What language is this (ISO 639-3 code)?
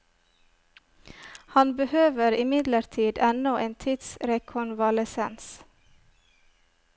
nor